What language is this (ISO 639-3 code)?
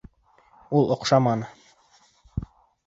bak